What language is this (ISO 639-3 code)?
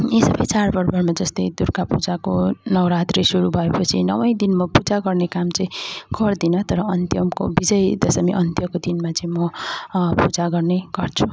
nep